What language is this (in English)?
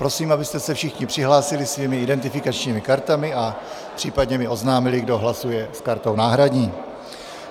Czech